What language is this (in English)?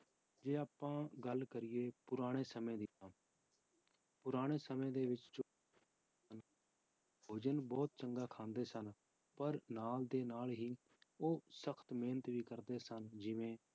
Punjabi